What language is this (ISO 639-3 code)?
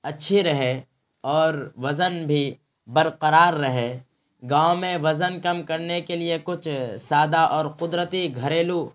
urd